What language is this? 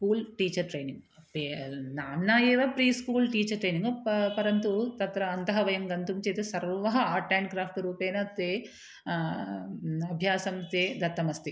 Sanskrit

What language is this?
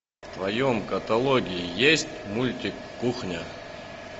Russian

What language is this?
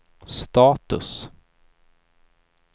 Swedish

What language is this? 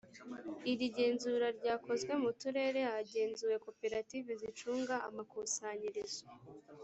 Kinyarwanda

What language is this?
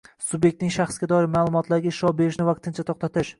Uzbek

